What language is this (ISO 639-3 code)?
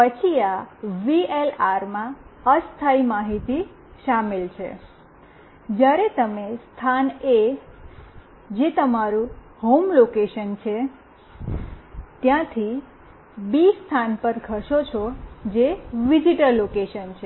guj